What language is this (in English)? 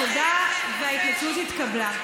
Hebrew